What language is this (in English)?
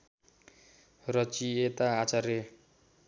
Nepali